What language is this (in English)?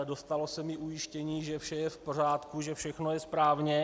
Czech